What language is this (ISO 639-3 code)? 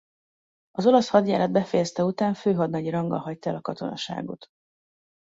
hun